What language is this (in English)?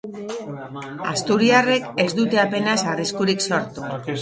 Basque